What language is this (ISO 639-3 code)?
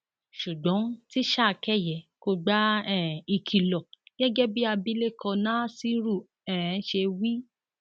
yor